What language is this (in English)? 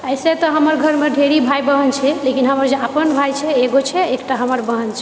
Maithili